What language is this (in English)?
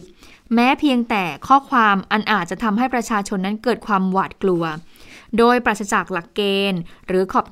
Thai